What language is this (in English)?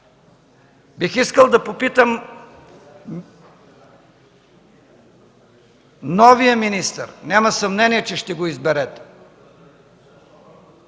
Bulgarian